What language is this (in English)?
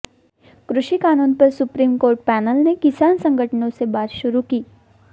Hindi